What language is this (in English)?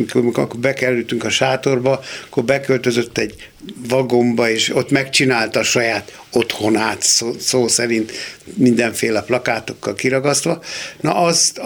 Hungarian